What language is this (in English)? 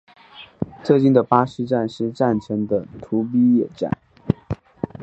Chinese